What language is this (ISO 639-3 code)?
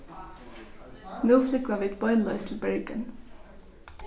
fao